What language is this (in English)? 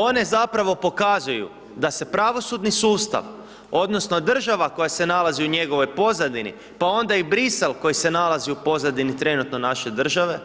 Croatian